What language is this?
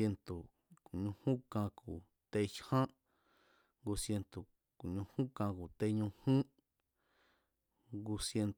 Mazatlán Mazatec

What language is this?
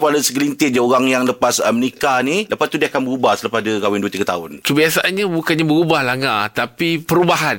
Malay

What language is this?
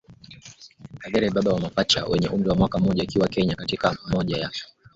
Swahili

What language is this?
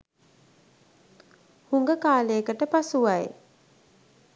Sinhala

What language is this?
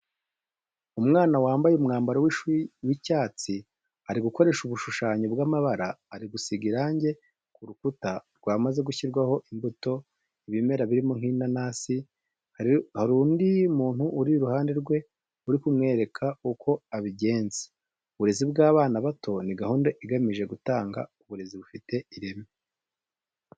Kinyarwanda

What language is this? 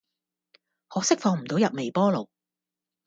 Cantonese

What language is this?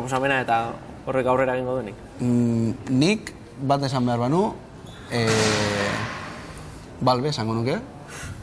Spanish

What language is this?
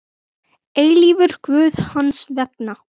Icelandic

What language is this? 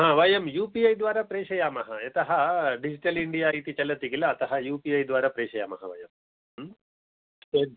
Sanskrit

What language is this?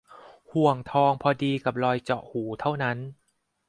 Thai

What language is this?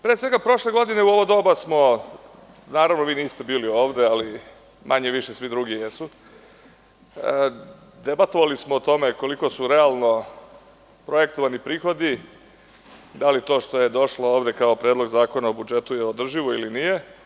Serbian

